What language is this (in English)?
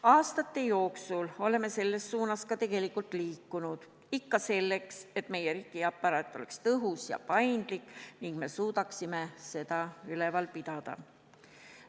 Estonian